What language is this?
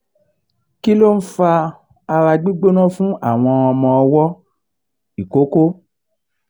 Yoruba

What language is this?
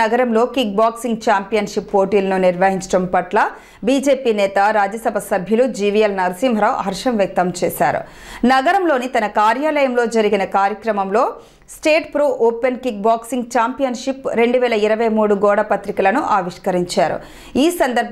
English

